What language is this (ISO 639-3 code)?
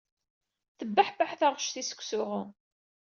kab